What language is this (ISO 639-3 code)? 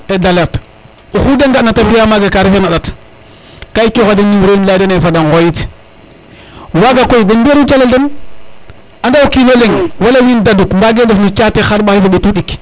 srr